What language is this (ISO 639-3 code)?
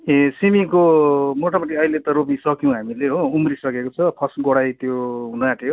nep